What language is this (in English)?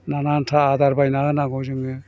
Bodo